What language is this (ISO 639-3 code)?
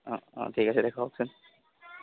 asm